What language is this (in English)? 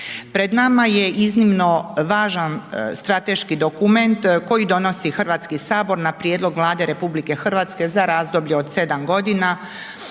Croatian